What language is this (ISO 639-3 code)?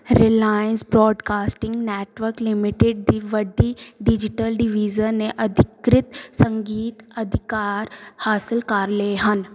pan